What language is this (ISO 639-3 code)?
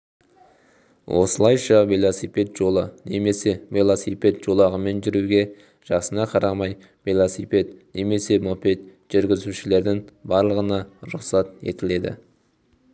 kaz